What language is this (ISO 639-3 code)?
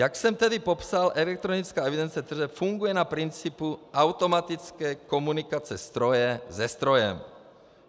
ces